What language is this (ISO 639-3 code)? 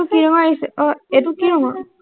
asm